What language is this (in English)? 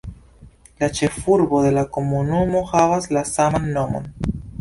Esperanto